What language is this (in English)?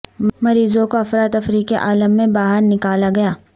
Urdu